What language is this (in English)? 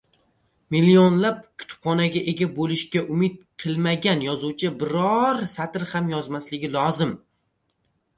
Uzbek